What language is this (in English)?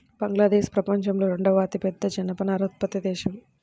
Telugu